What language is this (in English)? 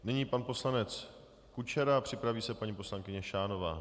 Czech